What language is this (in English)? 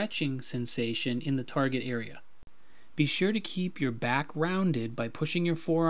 English